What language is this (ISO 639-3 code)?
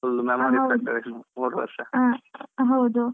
kan